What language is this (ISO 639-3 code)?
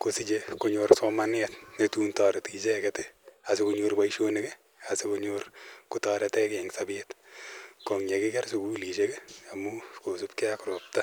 kln